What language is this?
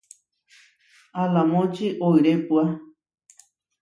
Huarijio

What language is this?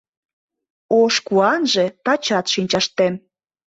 Mari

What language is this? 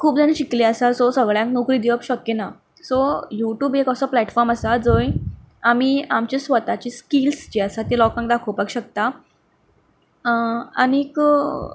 Konkani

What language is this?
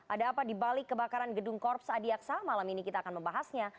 Indonesian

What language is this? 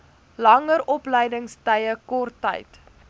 Afrikaans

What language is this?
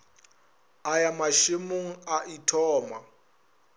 Northern Sotho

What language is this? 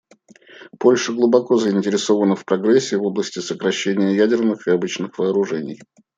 Russian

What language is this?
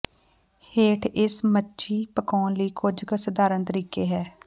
Punjabi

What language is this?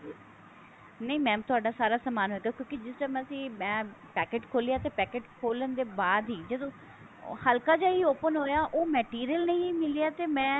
Punjabi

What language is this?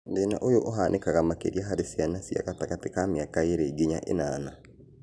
Kikuyu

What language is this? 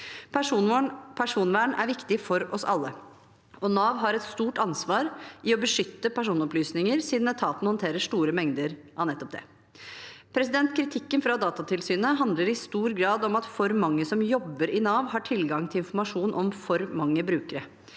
Norwegian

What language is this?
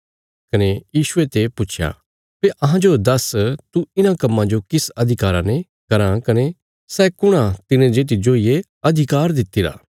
Bilaspuri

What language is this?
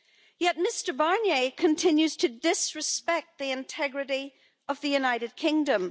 English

